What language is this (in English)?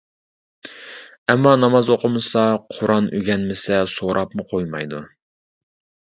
Uyghur